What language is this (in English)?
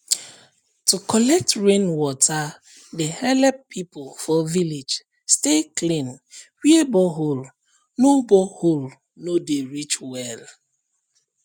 Nigerian Pidgin